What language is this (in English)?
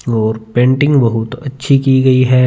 Hindi